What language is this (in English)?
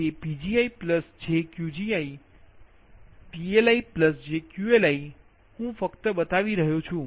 Gujarati